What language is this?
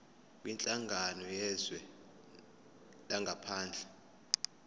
Zulu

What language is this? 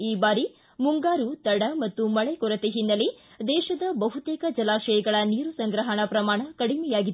Kannada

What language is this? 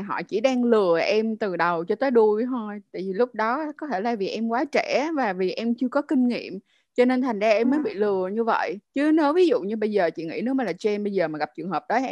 Vietnamese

